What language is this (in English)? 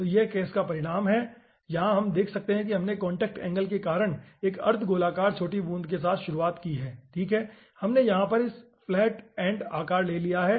Hindi